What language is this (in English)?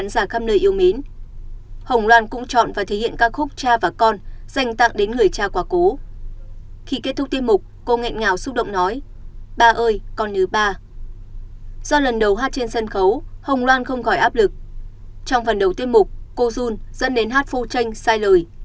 Vietnamese